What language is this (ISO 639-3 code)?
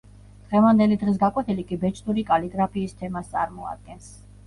kat